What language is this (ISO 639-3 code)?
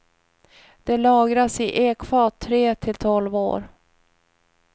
swe